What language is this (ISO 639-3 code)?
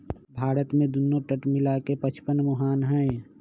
mag